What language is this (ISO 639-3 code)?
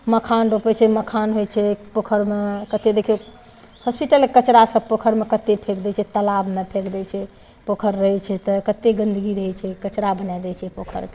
mai